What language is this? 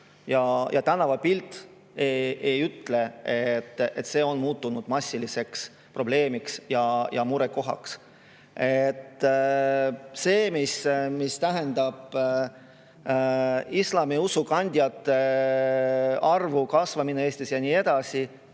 Estonian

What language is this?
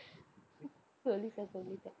Tamil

